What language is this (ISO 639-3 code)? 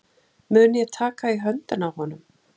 isl